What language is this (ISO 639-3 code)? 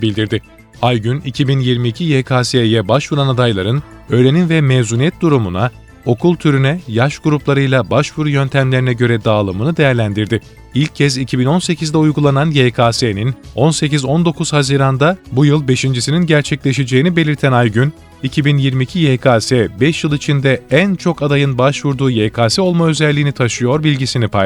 tur